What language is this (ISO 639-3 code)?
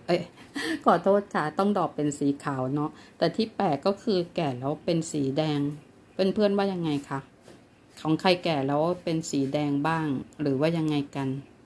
tha